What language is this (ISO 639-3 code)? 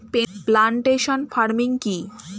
ben